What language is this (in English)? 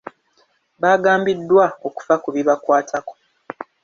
Ganda